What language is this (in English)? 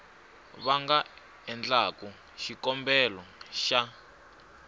Tsonga